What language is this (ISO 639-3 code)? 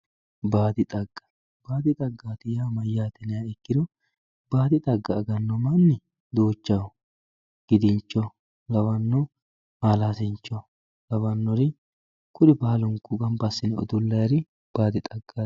sid